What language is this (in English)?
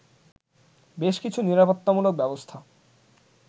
Bangla